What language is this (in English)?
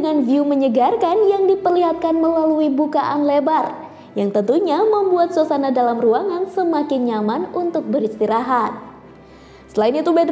Indonesian